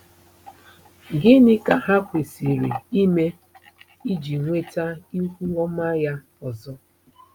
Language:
Igbo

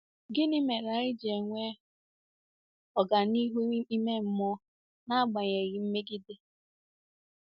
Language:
Igbo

